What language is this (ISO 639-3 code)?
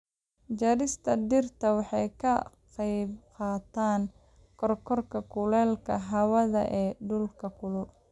som